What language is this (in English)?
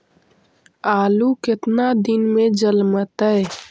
Magahi